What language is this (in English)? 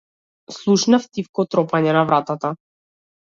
Macedonian